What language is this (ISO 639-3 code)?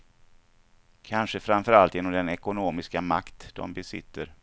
swe